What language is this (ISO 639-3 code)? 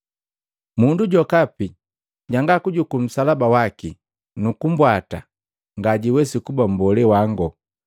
mgv